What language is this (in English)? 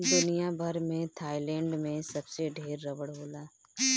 Bhojpuri